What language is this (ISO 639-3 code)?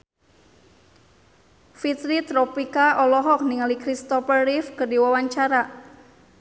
sun